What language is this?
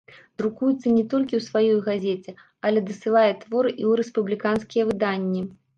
Belarusian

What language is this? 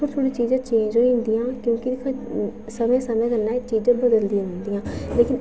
Dogri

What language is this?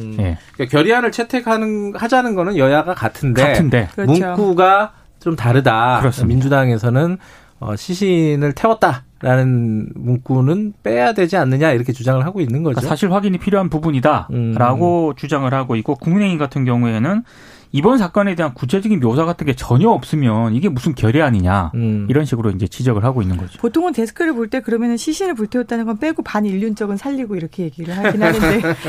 Korean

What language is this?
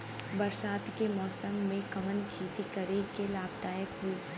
Bhojpuri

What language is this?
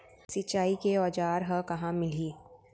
Chhattisgarhi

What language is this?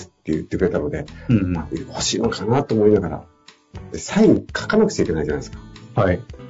Japanese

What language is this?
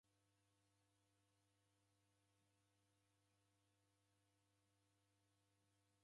Taita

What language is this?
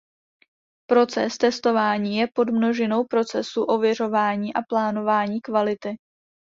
Czech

